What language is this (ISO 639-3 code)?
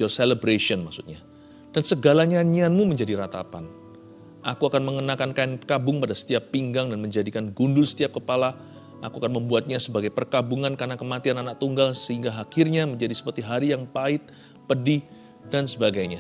ind